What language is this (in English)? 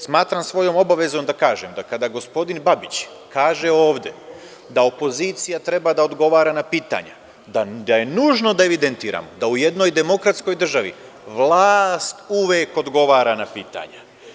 Serbian